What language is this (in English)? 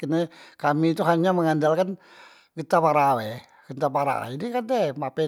Musi